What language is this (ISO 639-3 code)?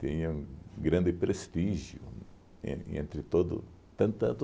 por